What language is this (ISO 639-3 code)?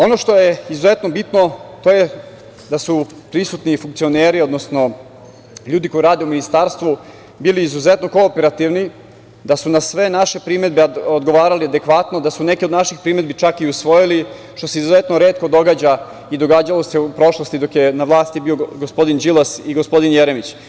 srp